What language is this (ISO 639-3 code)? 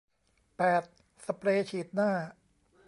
tha